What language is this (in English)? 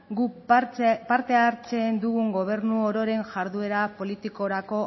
Basque